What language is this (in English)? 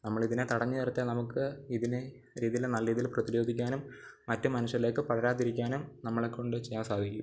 Malayalam